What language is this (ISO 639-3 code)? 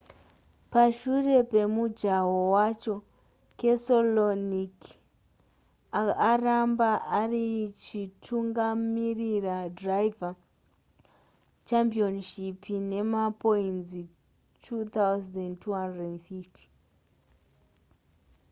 sna